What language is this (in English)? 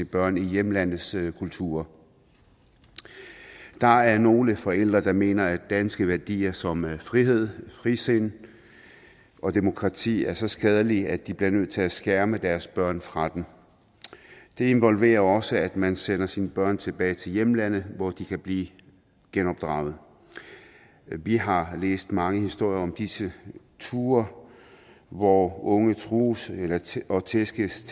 Danish